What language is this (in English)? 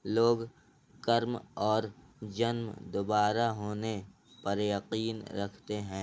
Urdu